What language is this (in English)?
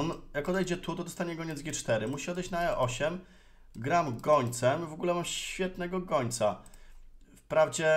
Polish